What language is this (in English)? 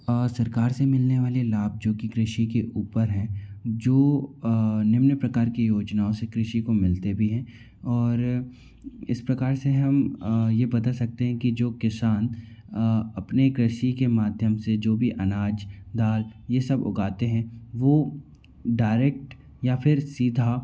Hindi